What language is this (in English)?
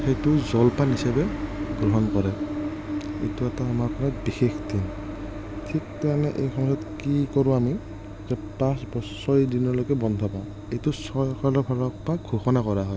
Assamese